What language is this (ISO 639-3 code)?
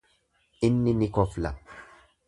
orm